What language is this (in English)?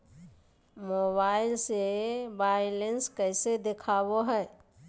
Magahi